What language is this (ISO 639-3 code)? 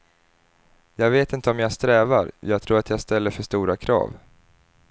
swe